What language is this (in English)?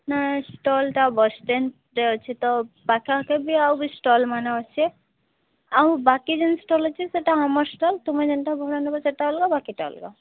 Odia